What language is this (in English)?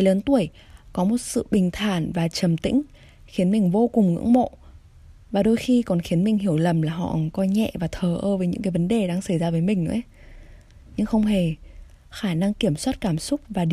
Vietnamese